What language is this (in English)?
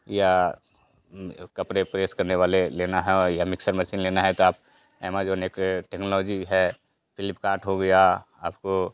Hindi